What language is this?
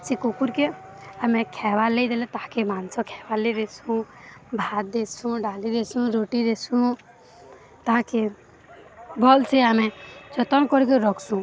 Odia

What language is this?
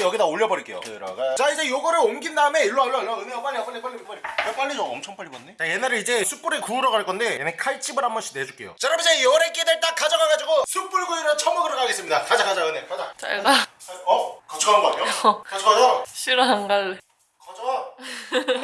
Korean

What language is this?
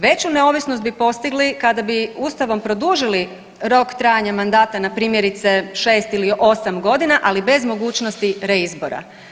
Croatian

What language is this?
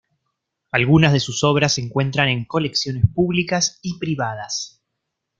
Spanish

